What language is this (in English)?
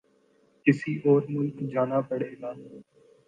Urdu